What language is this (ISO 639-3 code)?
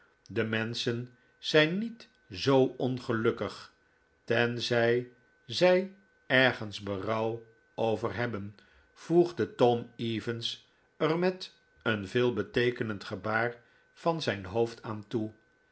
nld